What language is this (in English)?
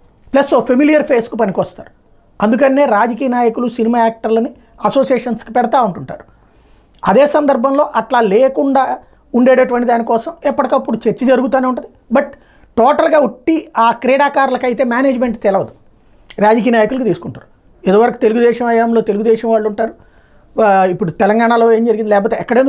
Telugu